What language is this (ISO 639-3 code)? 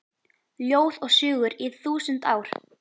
isl